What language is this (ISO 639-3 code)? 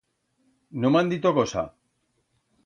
arg